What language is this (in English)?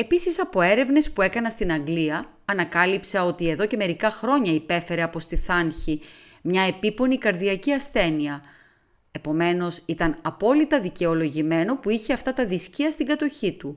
Greek